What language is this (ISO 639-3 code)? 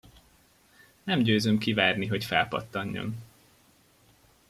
hun